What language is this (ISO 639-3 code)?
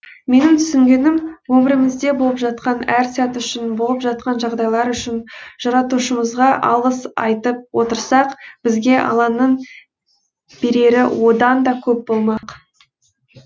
kaz